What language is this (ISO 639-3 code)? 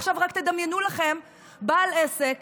heb